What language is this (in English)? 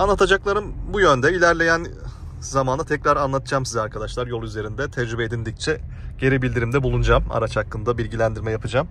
Turkish